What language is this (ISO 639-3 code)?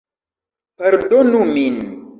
epo